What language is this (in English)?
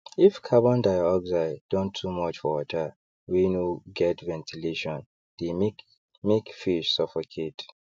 Nigerian Pidgin